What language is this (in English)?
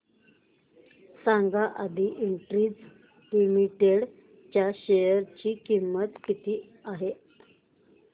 Marathi